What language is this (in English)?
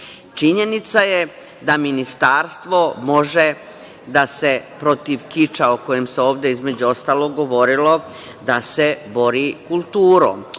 Serbian